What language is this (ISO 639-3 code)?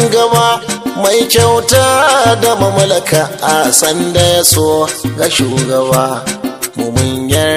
ara